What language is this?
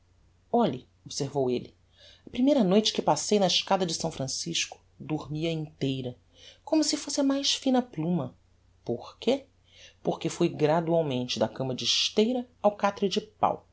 Portuguese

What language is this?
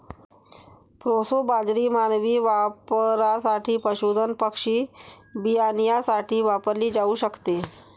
Marathi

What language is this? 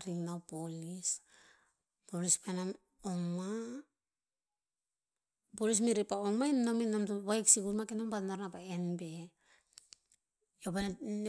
Tinputz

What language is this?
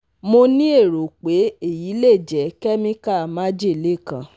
Yoruba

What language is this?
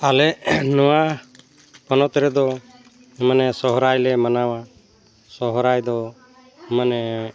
Santali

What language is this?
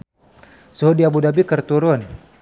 Sundanese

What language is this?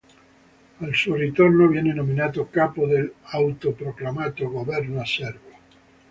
Italian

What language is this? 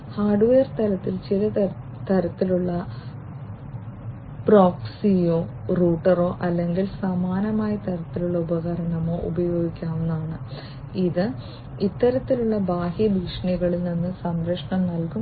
Malayalam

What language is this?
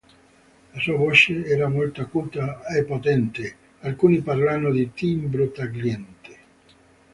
Italian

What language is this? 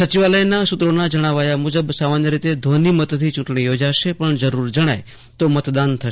Gujarati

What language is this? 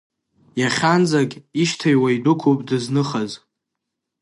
Abkhazian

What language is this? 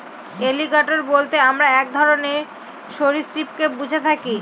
Bangla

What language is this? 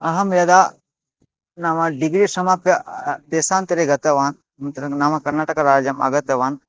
Sanskrit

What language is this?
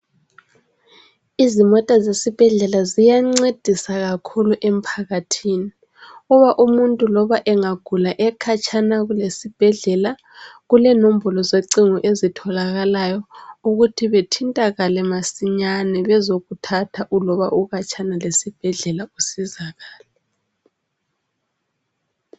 North Ndebele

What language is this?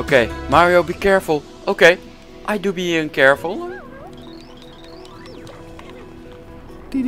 Dutch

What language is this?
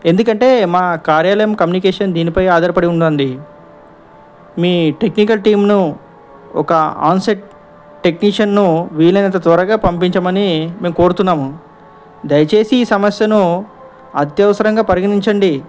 Telugu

